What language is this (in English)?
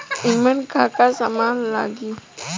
Bhojpuri